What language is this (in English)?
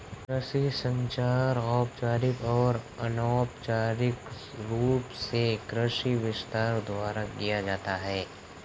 Hindi